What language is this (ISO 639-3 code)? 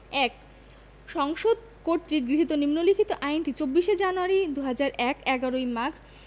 ben